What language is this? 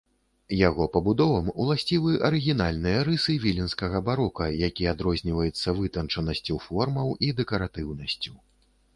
Belarusian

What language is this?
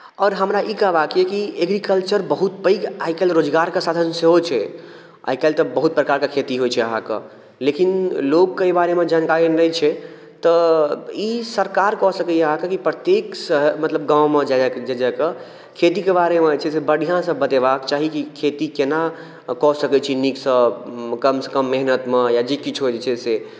Maithili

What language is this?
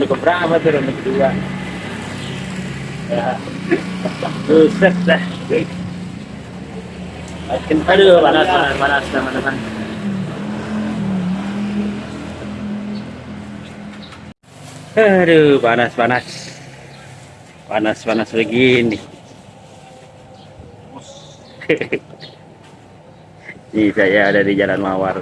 Indonesian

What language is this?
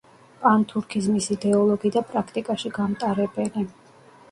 Georgian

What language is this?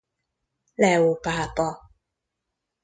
Hungarian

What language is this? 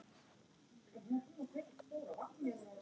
Icelandic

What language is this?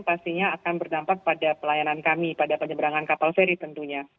Indonesian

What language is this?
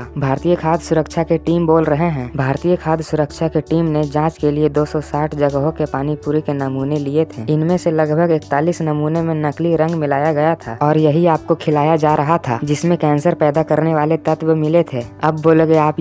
Hindi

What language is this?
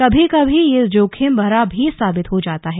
Hindi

